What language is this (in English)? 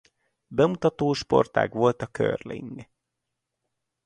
Hungarian